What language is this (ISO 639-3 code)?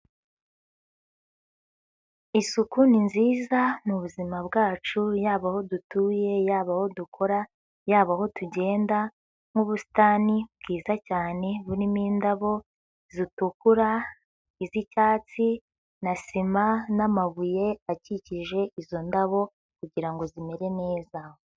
kin